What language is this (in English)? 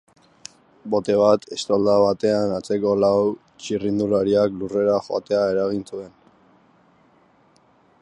Basque